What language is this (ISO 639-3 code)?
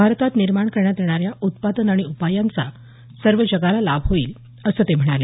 mar